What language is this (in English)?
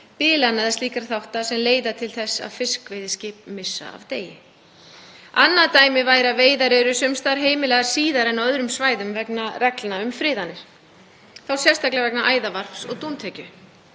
Icelandic